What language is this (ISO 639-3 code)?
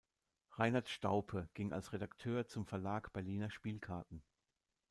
deu